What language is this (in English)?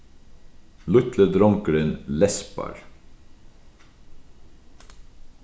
Faroese